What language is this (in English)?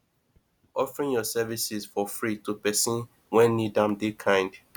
Nigerian Pidgin